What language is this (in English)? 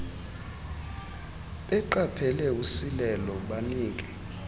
Xhosa